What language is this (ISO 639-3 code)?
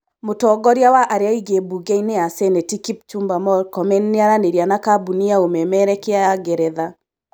kik